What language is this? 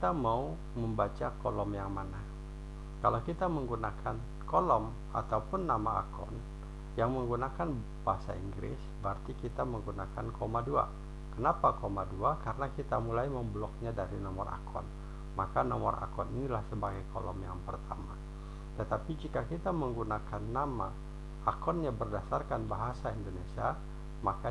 Indonesian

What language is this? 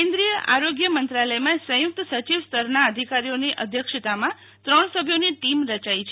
Gujarati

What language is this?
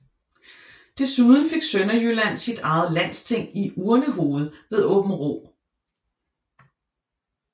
Danish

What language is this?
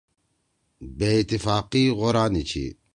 Torwali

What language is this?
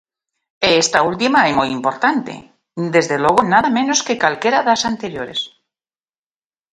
Galician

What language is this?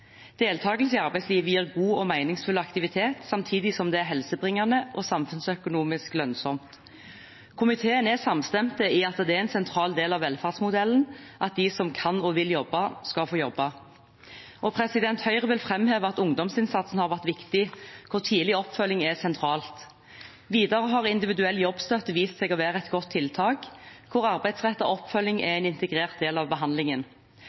Norwegian Bokmål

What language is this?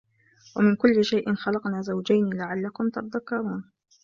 Arabic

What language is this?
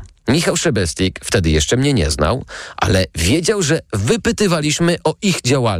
Polish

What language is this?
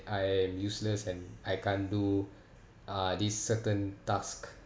English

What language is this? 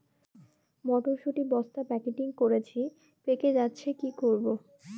Bangla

